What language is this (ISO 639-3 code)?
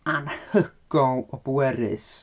cym